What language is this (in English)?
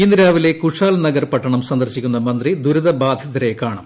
Malayalam